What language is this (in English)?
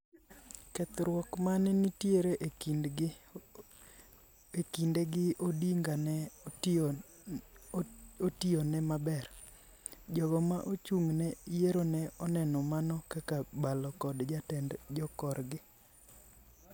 Luo (Kenya and Tanzania)